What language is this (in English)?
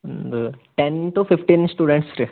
Kannada